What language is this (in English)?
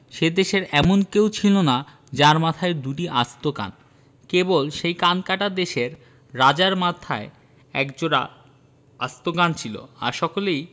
Bangla